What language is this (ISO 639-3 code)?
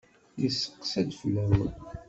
kab